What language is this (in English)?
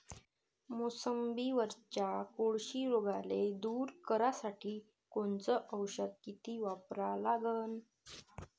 Marathi